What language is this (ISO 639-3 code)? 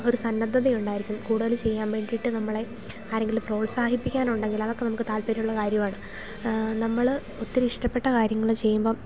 mal